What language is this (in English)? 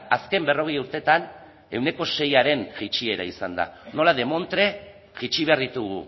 Basque